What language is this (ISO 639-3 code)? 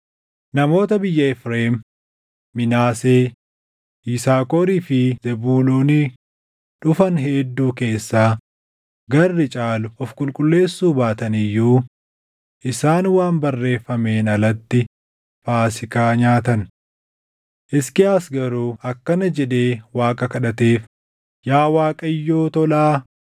orm